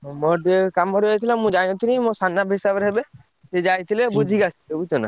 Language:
Odia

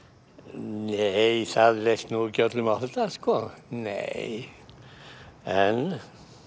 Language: Icelandic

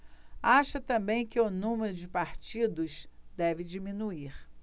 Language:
Portuguese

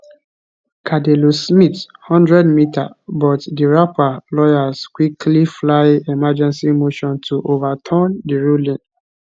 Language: Nigerian Pidgin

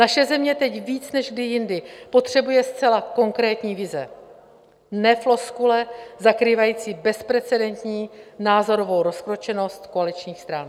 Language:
Czech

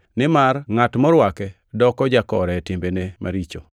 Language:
Luo (Kenya and Tanzania)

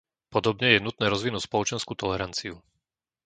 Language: Slovak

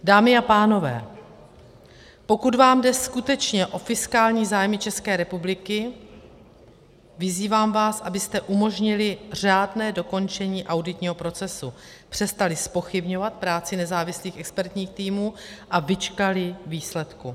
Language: Czech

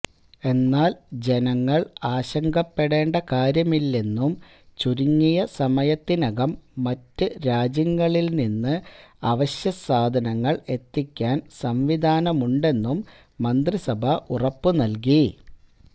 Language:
Malayalam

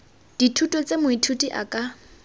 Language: Tswana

